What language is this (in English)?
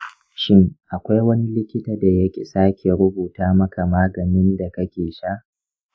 Hausa